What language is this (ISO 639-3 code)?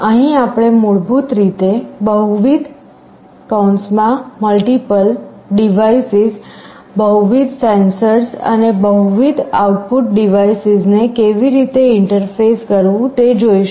guj